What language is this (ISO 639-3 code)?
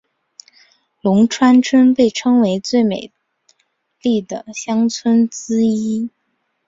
zho